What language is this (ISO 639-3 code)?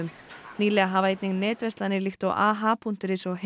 isl